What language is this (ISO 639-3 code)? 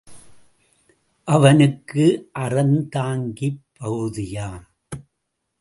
tam